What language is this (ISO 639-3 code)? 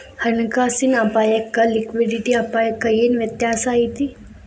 kan